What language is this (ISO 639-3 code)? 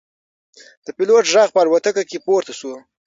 pus